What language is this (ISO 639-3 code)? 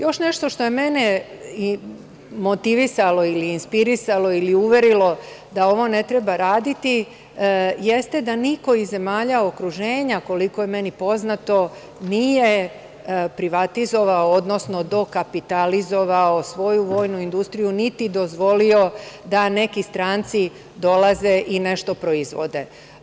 srp